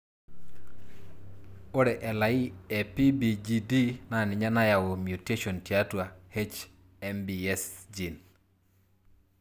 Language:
Masai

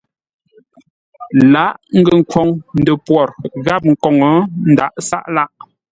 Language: Ngombale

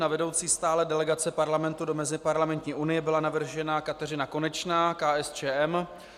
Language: Czech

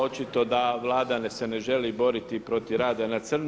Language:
Croatian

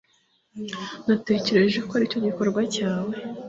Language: Kinyarwanda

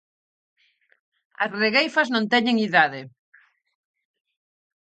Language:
Galician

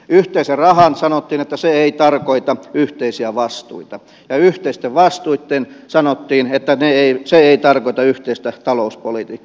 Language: Finnish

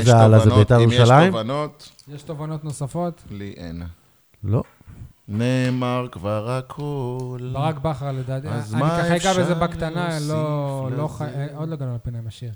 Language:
Hebrew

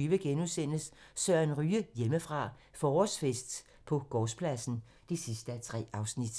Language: Danish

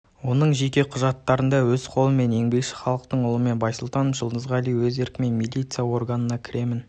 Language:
Kazakh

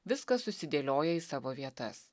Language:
Lithuanian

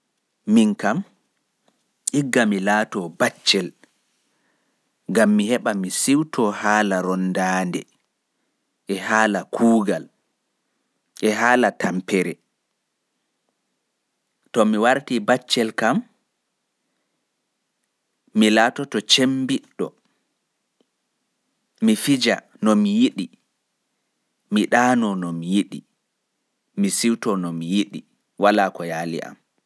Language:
Pular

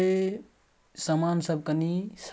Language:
Maithili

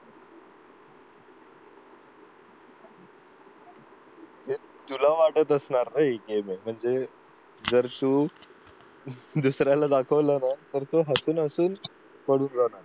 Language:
Marathi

